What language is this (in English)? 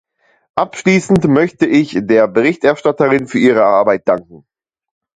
German